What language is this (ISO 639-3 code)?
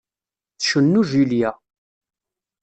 kab